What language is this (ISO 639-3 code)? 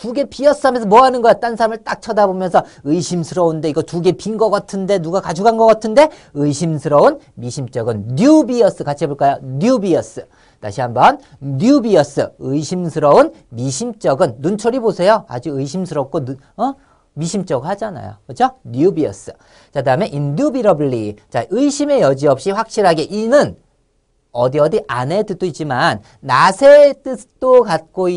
kor